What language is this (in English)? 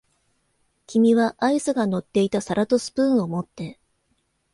Japanese